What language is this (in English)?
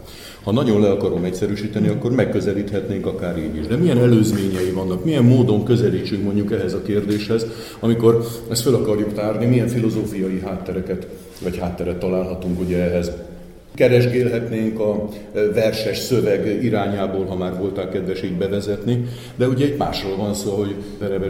Hungarian